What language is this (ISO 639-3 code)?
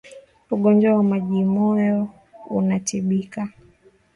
swa